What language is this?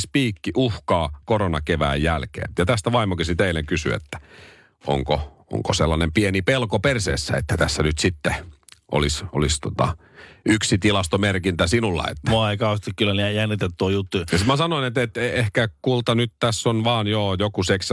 Finnish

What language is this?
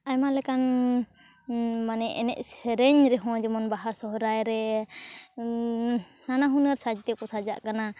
Santali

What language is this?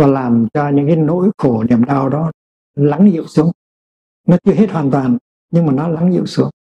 Vietnamese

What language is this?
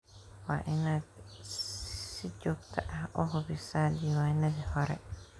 Somali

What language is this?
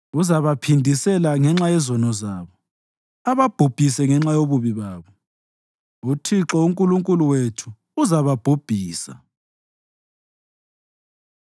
North Ndebele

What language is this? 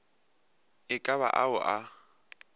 Northern Sotho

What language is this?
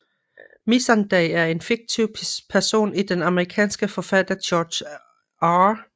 Danish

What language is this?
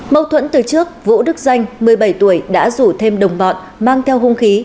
Vietnamese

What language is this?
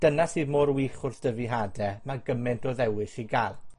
Welsh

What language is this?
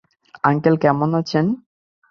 Bangla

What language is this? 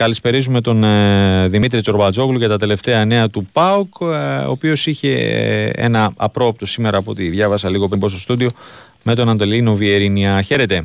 Greek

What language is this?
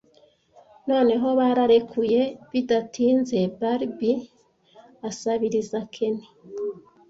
Kinyarwanda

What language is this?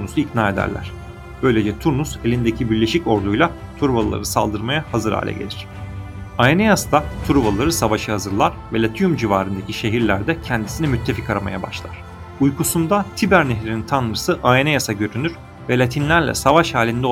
Turkish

